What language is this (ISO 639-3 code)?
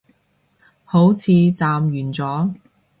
yue